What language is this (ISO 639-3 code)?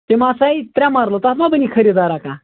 kas